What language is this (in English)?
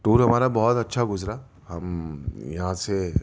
Urdu